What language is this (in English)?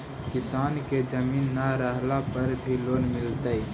Magahi